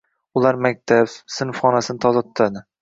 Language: Uzbek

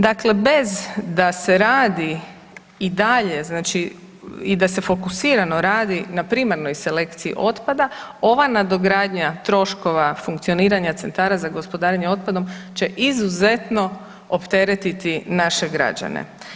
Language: Croatian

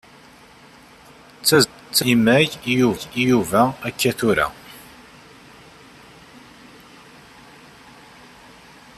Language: Kabyle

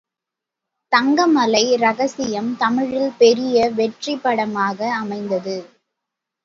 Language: Tamil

